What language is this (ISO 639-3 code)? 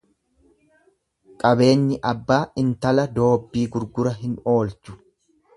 orm